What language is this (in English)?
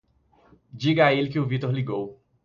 Portuguese